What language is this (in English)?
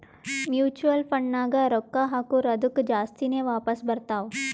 Kannada